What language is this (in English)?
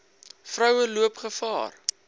Afrikaans